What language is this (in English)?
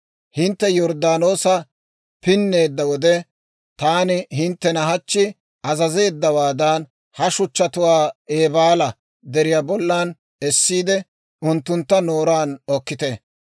Dawro